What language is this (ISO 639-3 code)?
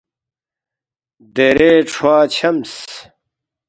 bft